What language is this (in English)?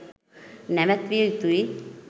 Sinhala